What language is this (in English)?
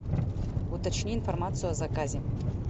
Russian